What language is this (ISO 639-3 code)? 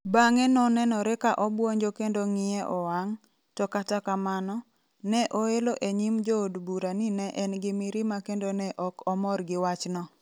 luo